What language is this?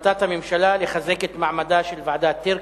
Hebrew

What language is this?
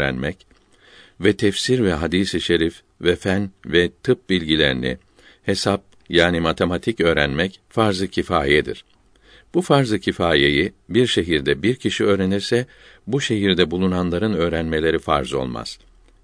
Turkish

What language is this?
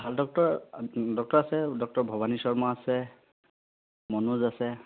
Assamese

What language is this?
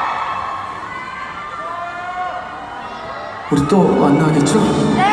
Korean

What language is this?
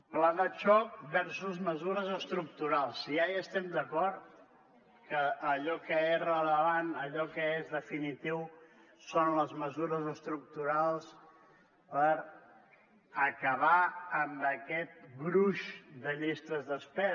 Catalan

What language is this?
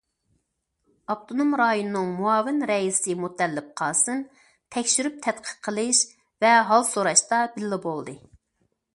Uyghur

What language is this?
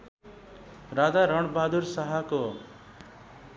Nepali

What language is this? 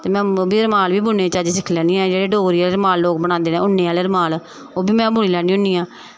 Dogri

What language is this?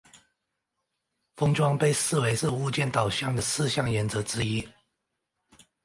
Chinese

